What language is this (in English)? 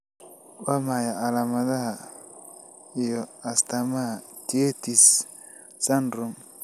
Somali